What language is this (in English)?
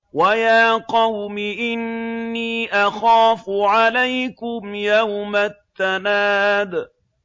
Arabic